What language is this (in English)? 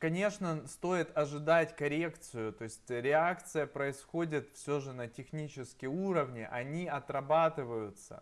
Russian